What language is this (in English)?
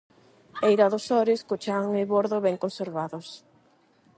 Galician